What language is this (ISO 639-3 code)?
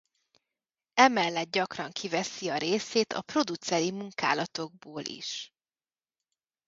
hun